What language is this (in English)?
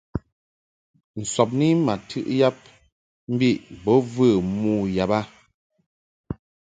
Mungaka